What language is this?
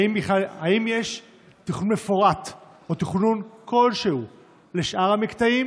Hebrew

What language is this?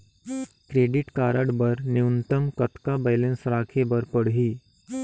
Chhattisgarhi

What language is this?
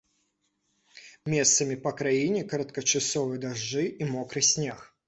Belarusian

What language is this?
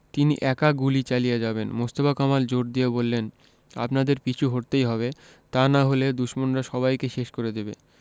Bangla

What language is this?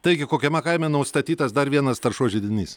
Lithuanian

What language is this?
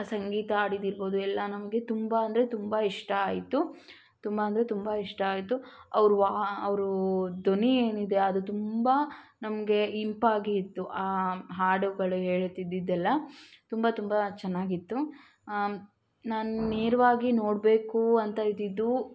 Kannada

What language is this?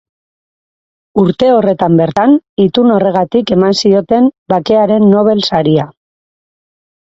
Basque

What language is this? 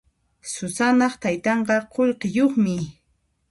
Puno Quechua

